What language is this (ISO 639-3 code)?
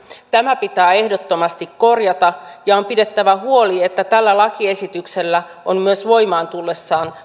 fin